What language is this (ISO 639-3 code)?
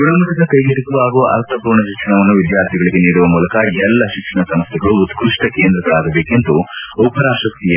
kan